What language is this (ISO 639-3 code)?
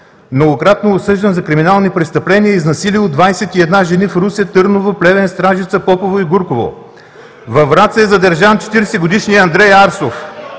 bul